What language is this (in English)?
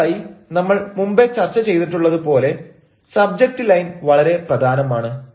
Malayalam